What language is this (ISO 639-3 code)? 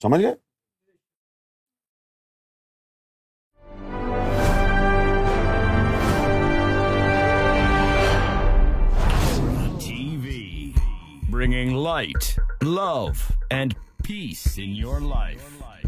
urd